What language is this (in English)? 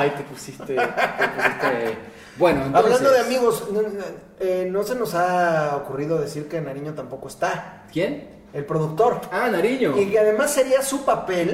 Spanish